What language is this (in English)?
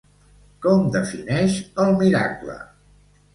Catalan